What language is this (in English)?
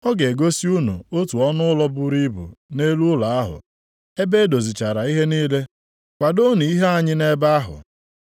Igbo